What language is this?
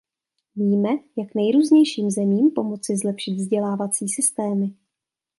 Czech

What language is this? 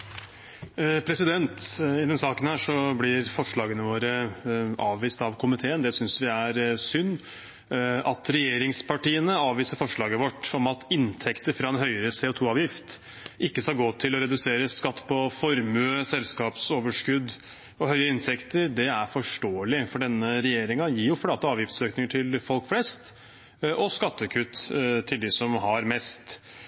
Norwegian Bokmål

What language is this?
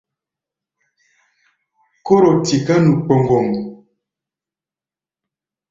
Gbaya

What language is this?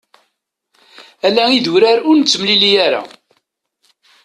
Kabyle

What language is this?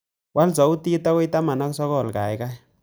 Kalenjin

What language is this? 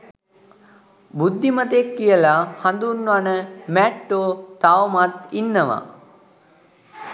Sinhala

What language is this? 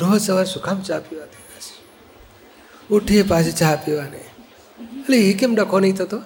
Gujarati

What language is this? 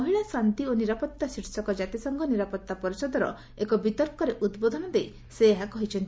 Odia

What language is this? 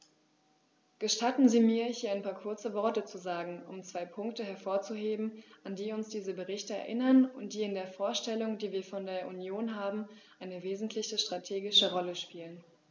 German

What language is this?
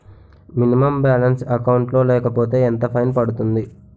Telugu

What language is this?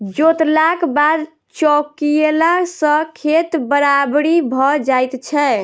Maithili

